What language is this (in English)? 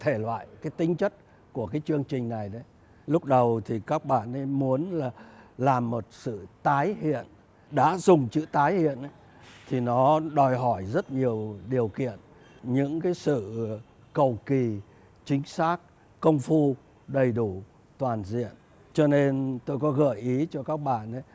Vietnamese